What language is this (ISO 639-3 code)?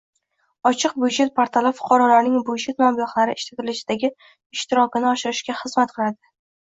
uzb